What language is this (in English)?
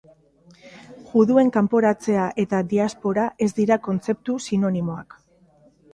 Basque